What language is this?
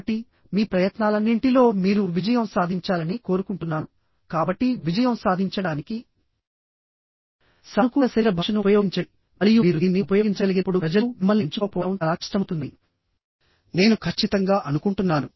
Telugu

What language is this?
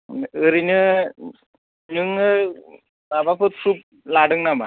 Bodo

